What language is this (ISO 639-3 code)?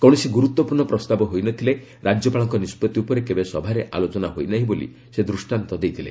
ori